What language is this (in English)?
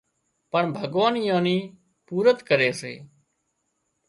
Wadiyara Koli